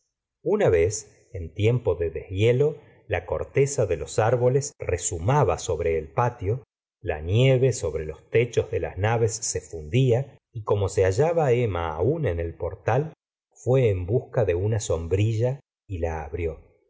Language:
Spanish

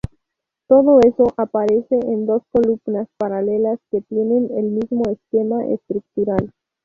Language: Spanish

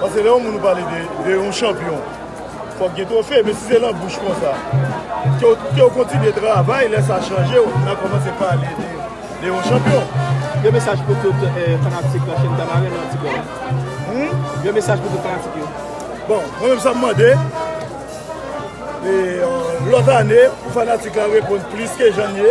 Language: French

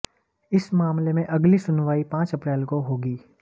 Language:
Hindi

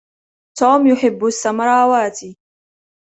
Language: Arabic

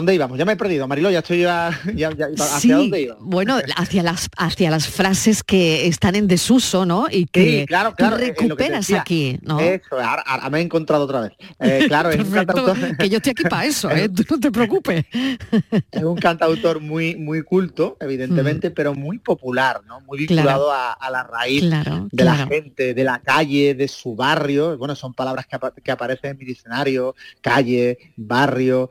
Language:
Spanish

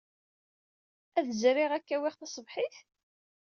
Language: Kabyle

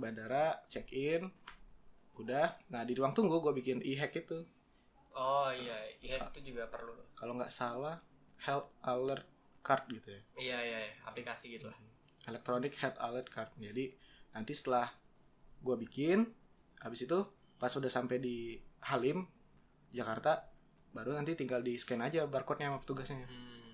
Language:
Indonesian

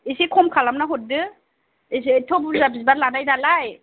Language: Bodo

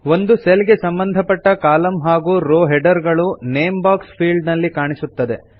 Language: Kannada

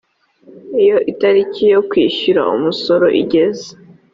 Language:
Kinyarwanda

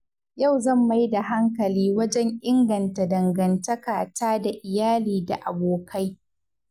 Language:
Hausa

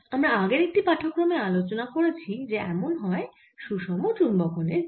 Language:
Bangla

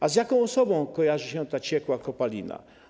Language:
Polish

